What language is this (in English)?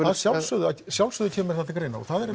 Icelandic